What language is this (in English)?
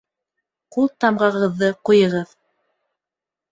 Bashkir